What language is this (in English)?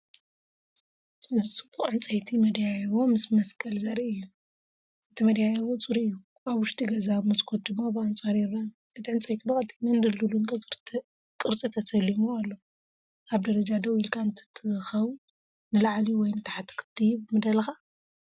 Tigrinya